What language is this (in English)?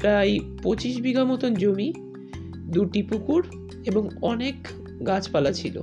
Bangla